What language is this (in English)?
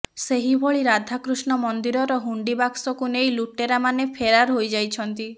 Odia